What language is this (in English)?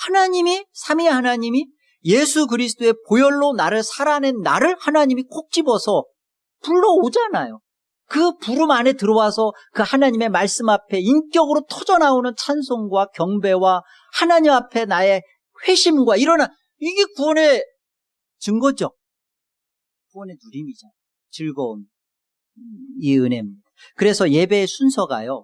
Korean